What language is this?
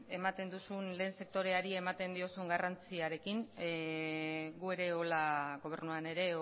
Basque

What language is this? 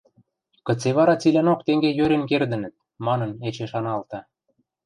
Western Mari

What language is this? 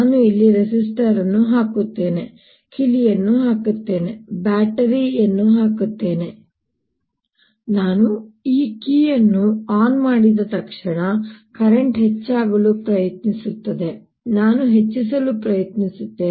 Kannada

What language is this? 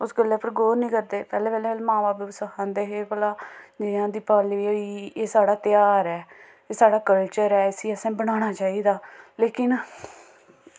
Dogri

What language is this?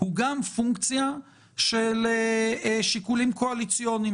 Hebrew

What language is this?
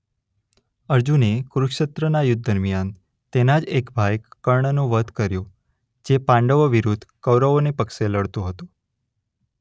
Gujarati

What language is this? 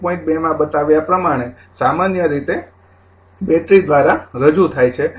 Gujarati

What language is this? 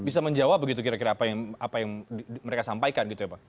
Indonesian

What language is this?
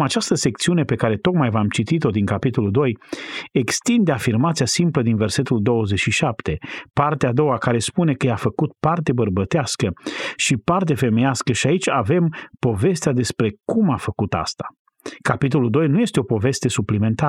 Romanian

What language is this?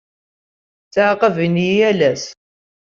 Kabyle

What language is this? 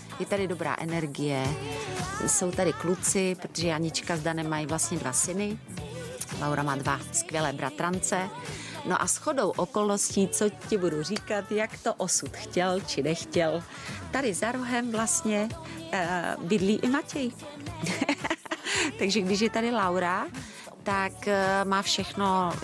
Czech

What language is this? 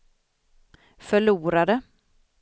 Swedish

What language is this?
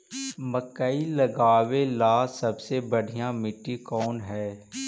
Magahi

